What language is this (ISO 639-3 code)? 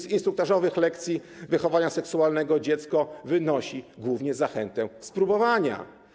pol